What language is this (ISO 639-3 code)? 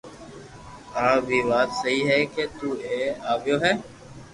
lrk